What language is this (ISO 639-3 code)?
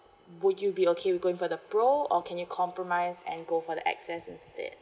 eng